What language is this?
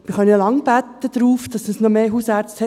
Swiss German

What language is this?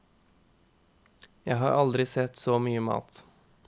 Norwegian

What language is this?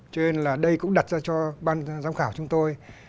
Vietnamese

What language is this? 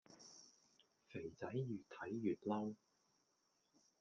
Cantonese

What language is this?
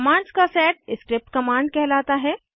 Hindi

